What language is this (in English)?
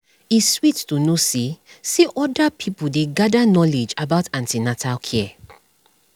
Nigerian Pidgin